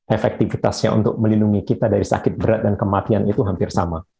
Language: Indonesian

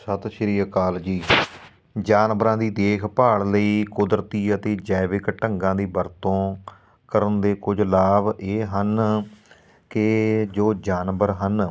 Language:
Punjabi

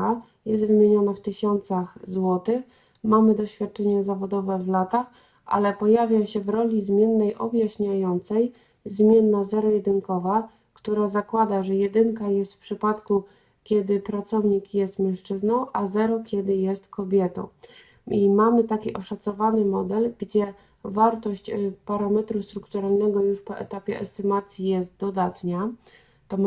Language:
Polish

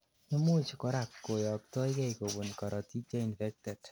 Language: Kalenjin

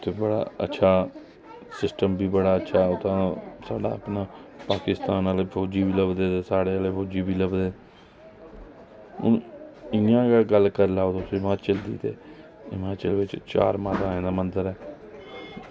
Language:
Dogri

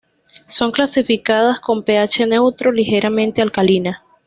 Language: Spanish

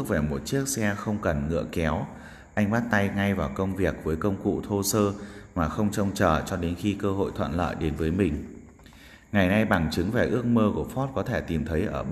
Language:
Vietnamese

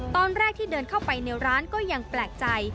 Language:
Thai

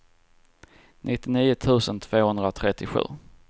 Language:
Swedish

